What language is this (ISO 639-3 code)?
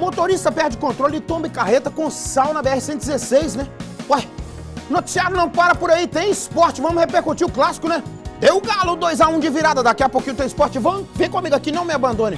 por